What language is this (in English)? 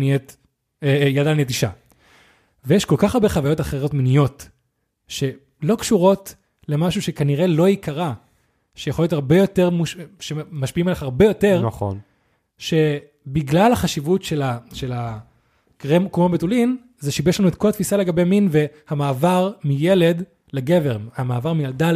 Hebrew